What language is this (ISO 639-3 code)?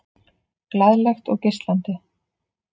isl